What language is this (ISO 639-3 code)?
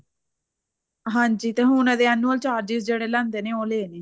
pan